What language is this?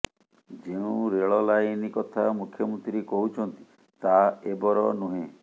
Odia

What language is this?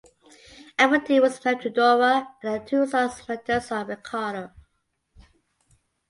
English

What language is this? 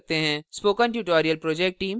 Hindi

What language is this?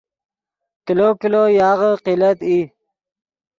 Yidgha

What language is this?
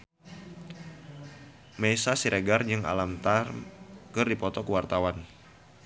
Sundanese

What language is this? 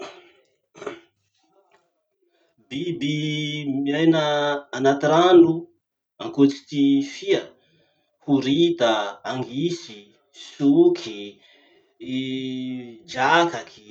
Masikoro Malagasy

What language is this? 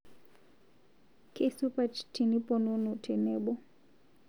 Masai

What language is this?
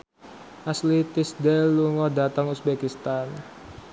Javanese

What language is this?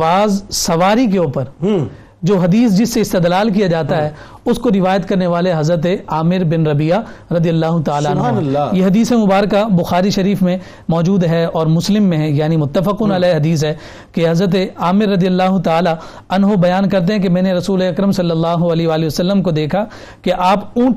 Urdu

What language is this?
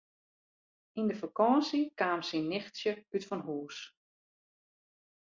Western Frisian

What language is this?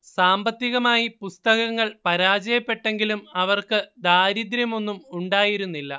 Malayalam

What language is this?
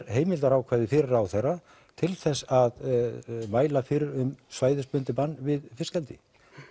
Icelandic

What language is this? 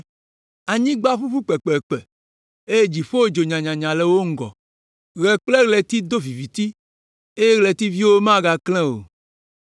Ewe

